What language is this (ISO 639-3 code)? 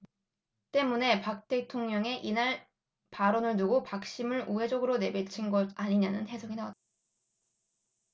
kor